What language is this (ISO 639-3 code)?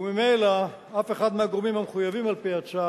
heb